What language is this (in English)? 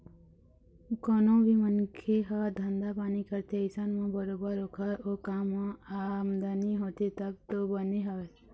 Chhattisgarhi